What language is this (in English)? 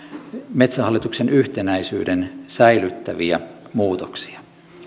Finnish